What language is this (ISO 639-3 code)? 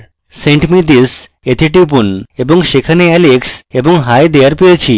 ben